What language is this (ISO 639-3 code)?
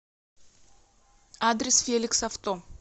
rus